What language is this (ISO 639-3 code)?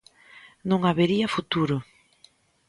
glg